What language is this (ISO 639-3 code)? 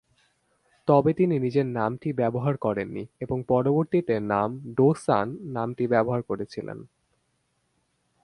ben